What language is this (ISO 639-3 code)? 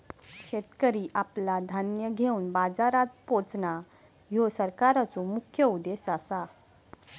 mar